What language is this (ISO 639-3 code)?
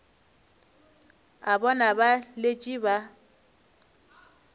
nso